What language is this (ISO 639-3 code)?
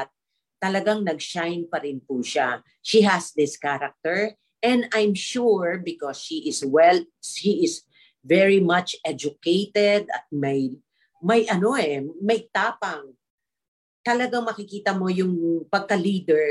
fil